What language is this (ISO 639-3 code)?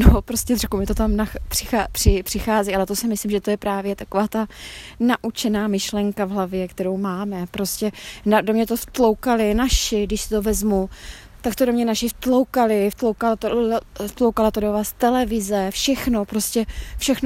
ces